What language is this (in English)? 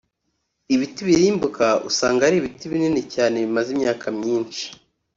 Kinyarwanda